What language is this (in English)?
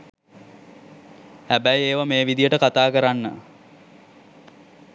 Sinhala